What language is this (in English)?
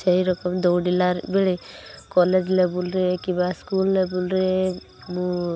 Odia